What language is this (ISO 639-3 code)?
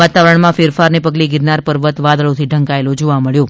guj